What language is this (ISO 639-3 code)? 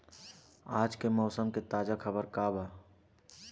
bho